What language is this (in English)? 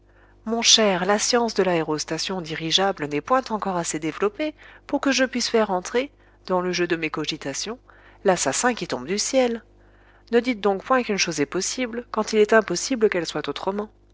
French